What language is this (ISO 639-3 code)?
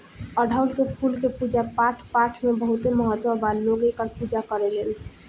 bho